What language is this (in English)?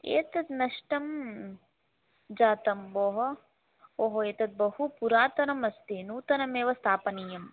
Sanskrit